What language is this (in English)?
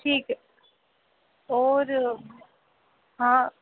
Dogri